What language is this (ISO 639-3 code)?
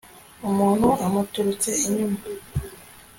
kin